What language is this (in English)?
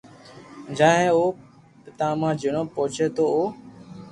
Loarki